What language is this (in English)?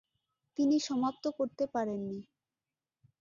Bangla